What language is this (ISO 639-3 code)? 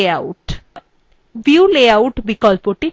ben